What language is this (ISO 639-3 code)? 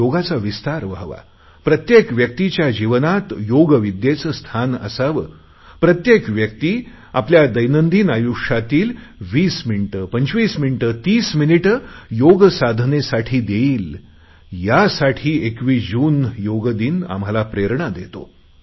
mar